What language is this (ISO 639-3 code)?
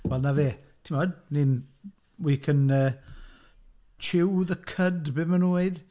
cym